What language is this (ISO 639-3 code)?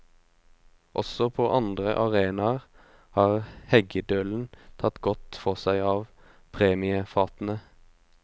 nor